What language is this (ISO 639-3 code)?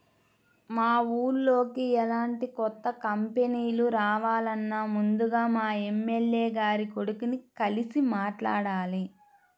tel